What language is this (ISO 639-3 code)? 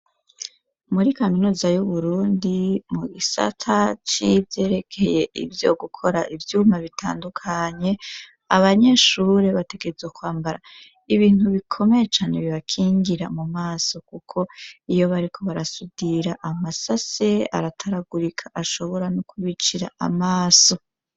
run